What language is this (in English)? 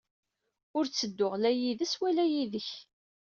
Kabyle